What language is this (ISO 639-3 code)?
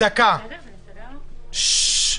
heb